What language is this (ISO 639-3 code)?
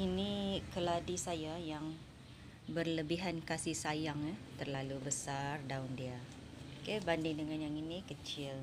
msa